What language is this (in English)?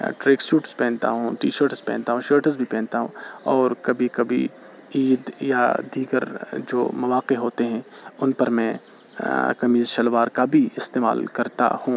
Urdu